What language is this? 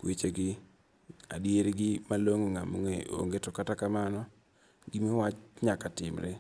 Luo (Kenya and Tanzania)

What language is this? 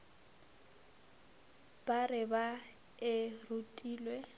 Northern Sotho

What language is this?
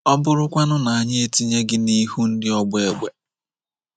Igbo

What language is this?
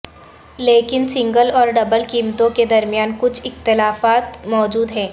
Urdu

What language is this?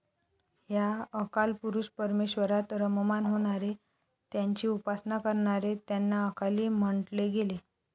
Marathi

